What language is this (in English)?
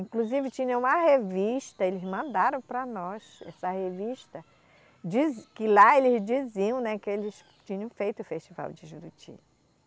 Portuguese